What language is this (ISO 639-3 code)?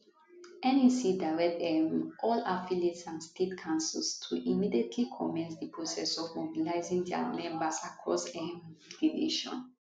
pcm